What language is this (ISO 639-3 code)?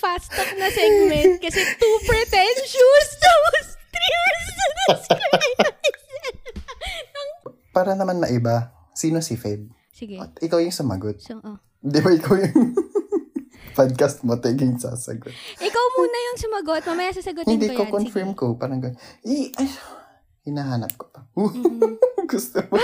fil